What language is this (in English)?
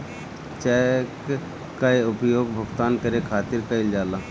Bhojpuri